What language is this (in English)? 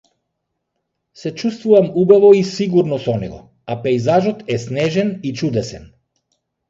Macedonian